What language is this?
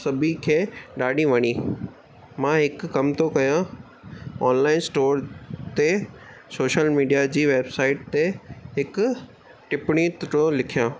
Sindhi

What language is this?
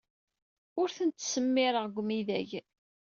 Kabyle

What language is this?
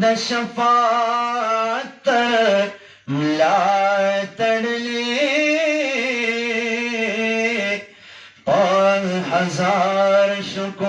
Turkish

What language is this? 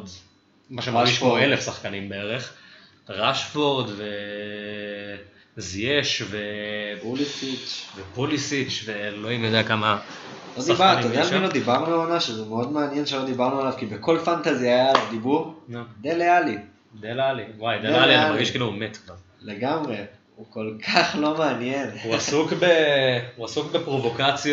Hebrew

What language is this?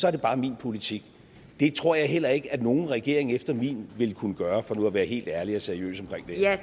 Danish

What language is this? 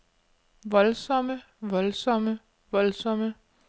Danish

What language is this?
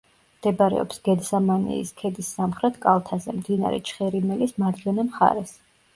Georgian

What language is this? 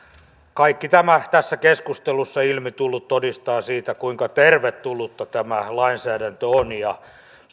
Finnish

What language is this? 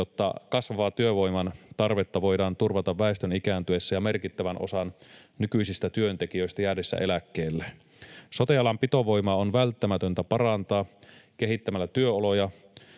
Finnish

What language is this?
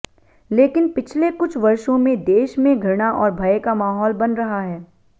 Hindi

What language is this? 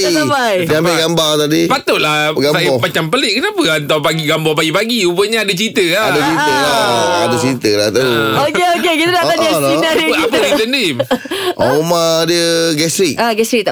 Malay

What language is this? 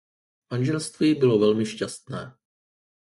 Czech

